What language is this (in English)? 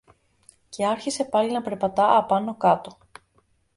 Greek